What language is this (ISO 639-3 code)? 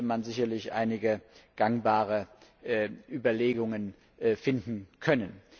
deu